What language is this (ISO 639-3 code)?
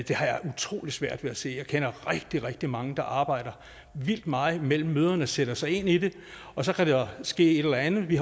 dan